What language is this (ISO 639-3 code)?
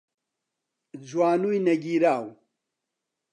ckb